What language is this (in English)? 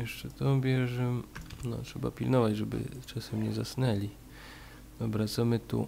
Polish